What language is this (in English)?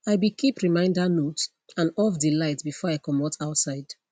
Nigerian Pidgin